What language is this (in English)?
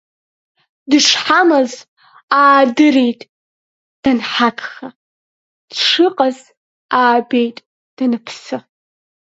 Abkhazian